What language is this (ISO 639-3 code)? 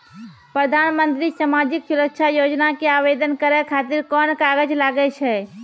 mai